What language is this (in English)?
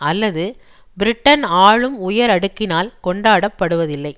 Tamil